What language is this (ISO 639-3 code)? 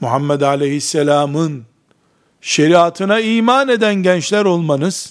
tur